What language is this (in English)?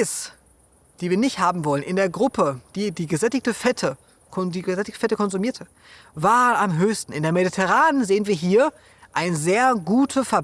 German